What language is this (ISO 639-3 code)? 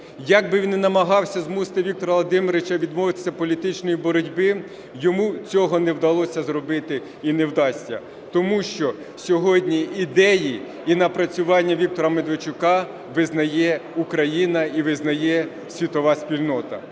ukr